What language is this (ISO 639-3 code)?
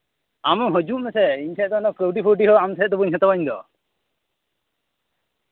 sat